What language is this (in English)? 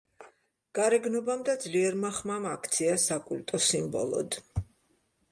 Georgian